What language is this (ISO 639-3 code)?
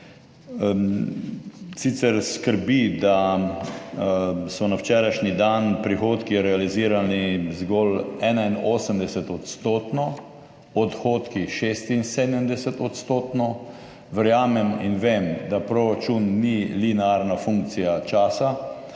slv